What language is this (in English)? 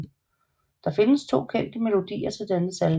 Danish